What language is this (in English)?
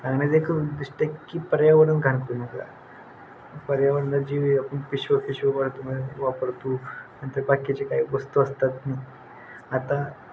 Marathi